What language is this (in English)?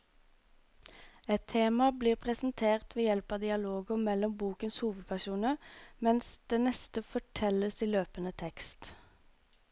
Norwegian